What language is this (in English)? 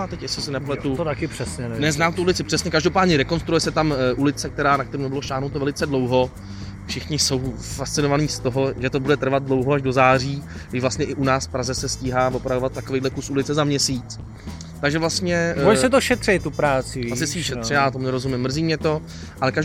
Czech